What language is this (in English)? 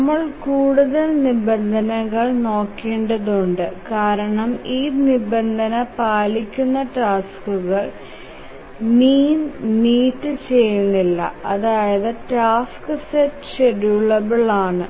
Malayalam